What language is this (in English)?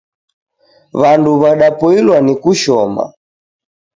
Taita